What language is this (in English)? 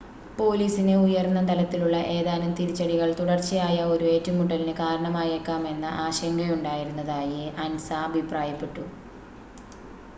Malayalam